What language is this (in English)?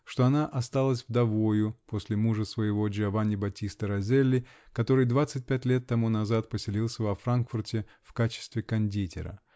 Russian